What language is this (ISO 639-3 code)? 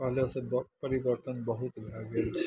mai